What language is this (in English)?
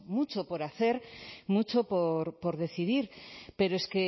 Spanish